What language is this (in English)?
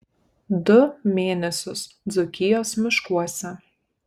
Lithuanian